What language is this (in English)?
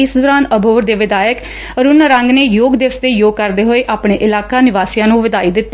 Punjabi